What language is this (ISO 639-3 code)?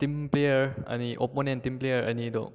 mni